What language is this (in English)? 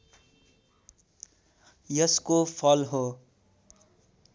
Nepali